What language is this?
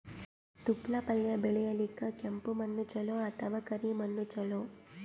Kannada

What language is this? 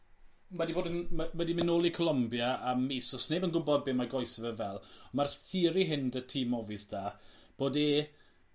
Welsh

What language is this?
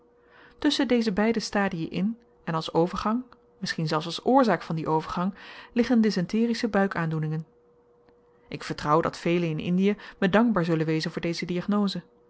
Dutch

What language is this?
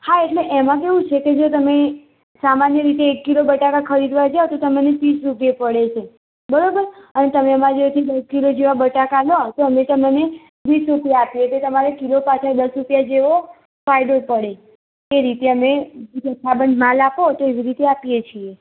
Gujarati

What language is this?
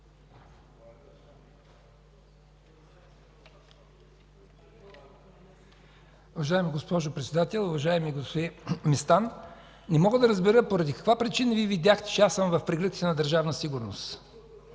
Bulgarian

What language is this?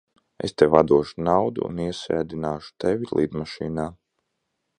Latvian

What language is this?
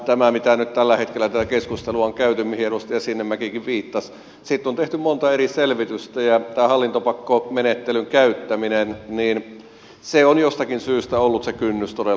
Finnish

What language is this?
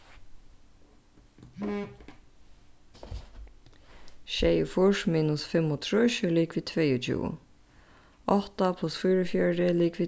Faroese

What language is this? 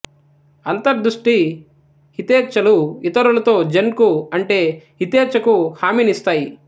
Telugu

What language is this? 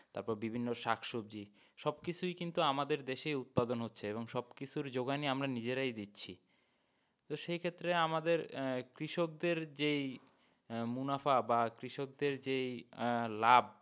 Bangla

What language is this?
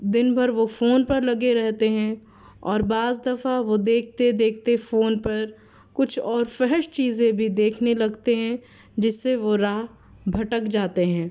Urdu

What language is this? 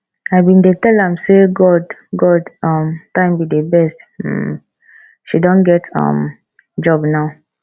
Nigerian Pidgin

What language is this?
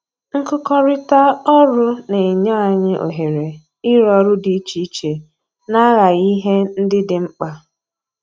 Igbo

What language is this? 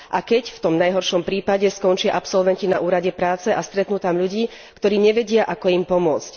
Slovak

